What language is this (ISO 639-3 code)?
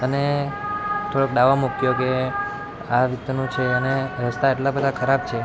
guj